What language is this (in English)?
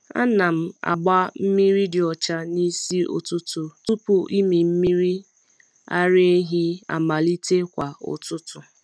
Igbo